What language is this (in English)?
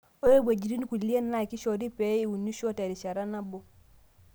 Masai